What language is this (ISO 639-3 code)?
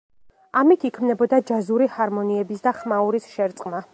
kat